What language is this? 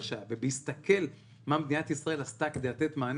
Hebrew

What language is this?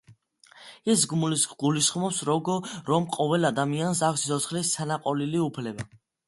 Georgian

